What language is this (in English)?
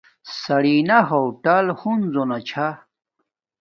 Domaaki